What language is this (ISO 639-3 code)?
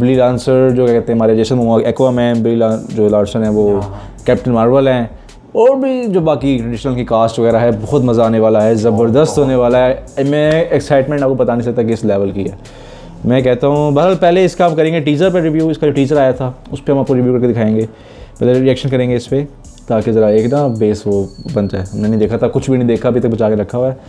hin